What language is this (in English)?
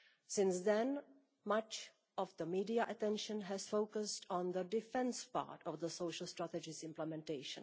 English